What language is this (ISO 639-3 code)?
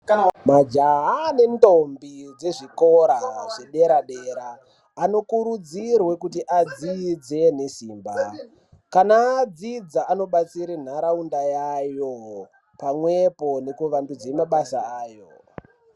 ndc